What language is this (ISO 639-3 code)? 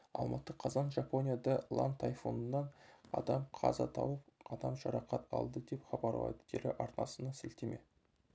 kaz